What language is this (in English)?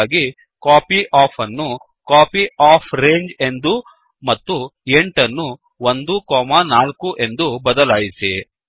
Kannada